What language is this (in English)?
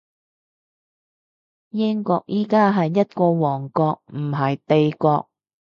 Cantonese